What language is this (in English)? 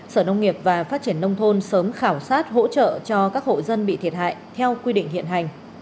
Vietnamese